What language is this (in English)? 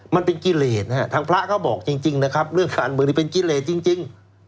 Thai